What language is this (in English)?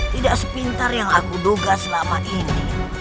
Indonesian